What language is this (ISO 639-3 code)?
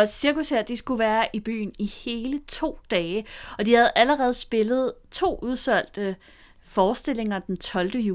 dan